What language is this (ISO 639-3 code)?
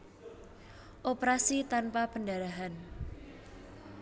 jav